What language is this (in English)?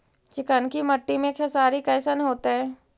Magahi